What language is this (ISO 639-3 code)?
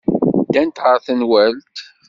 kab